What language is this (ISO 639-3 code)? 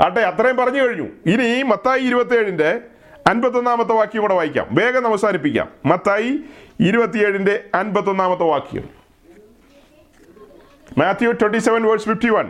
mal